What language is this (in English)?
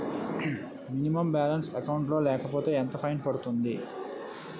Telugu